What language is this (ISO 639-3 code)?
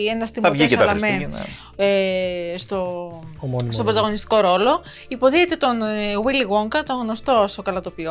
ell